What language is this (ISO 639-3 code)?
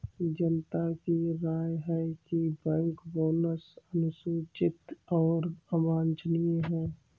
hin